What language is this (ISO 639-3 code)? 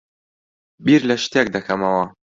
ckb